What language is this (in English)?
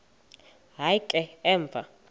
Xhosa